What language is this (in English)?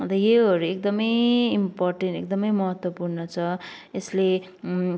Nepali